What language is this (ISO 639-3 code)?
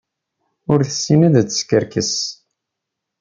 kab